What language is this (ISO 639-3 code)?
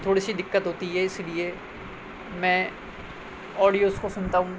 urd